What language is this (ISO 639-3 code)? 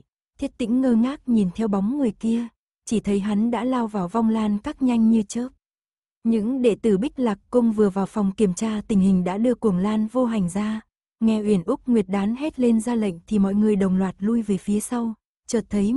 vie